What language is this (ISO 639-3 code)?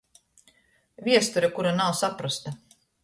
ltg